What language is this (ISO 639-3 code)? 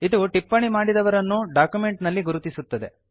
kan